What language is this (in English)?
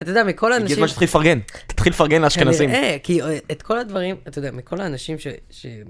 Hebrew